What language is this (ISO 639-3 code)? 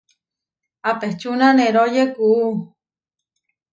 var